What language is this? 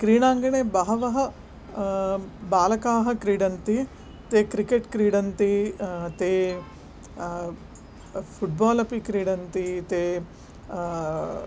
Sanskrit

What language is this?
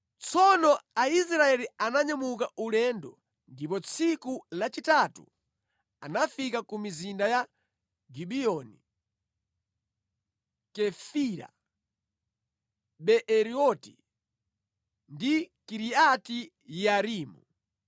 Nyanja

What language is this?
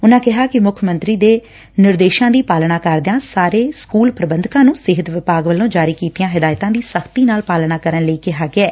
Punjabi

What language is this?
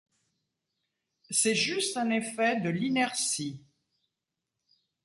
French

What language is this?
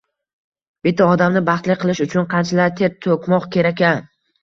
Uzbek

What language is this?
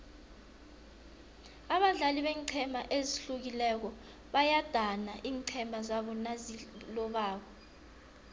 South Ndebele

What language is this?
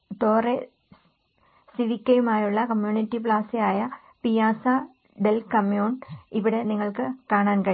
Malayalam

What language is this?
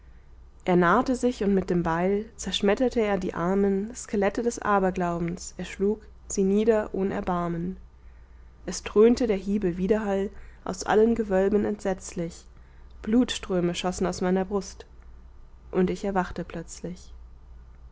German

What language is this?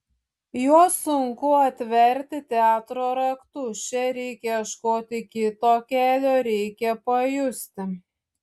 Lithuanian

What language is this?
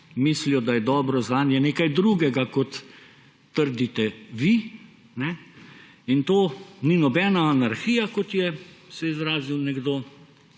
Slovenian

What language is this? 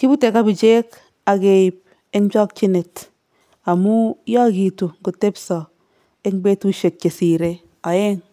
Kalenjin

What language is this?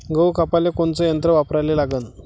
Marathi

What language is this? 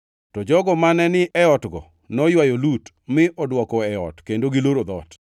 Luo (Kenya and Tanzania)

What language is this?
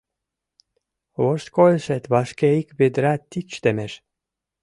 Mari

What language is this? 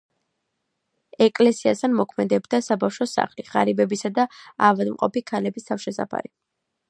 Georgian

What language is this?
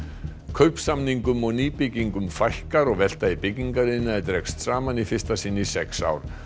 Icelandic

